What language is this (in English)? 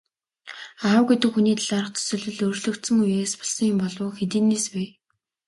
Mongolian